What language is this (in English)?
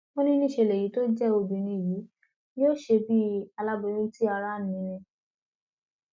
Yoruba